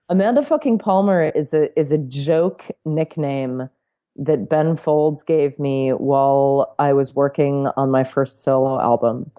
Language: English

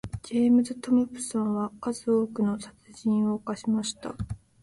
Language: Japanese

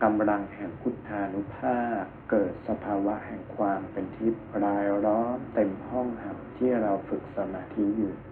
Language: Thai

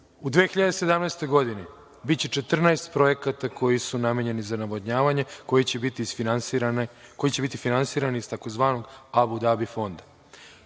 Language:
Serbian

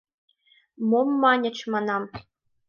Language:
Mari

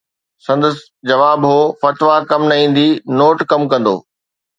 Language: Sindhi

